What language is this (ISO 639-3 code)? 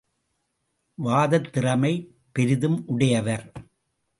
tam